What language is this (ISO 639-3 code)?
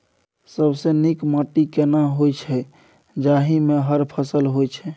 mai